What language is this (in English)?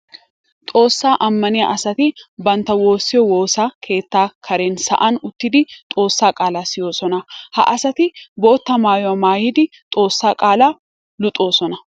Wolaytta